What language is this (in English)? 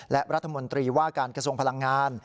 Thai